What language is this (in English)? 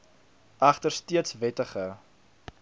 Afrikaans